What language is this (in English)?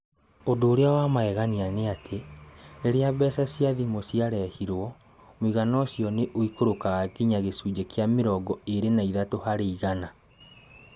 Kikuyu